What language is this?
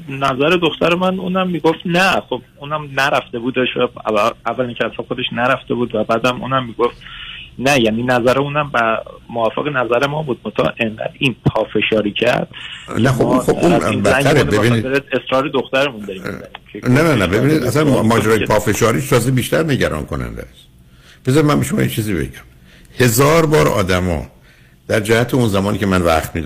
Persian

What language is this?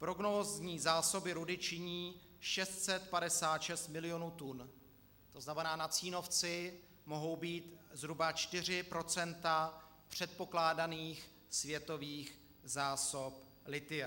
Czech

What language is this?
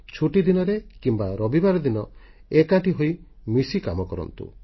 Odia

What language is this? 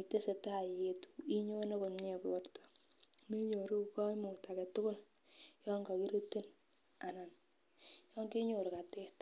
Kalenjin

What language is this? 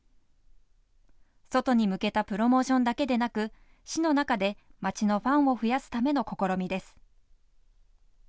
Japanese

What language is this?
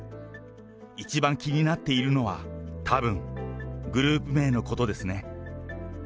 Japanese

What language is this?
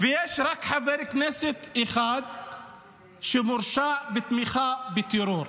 Hebrew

